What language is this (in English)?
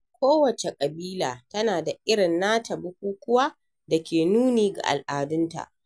Hausa